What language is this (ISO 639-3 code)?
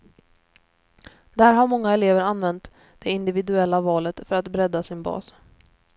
swe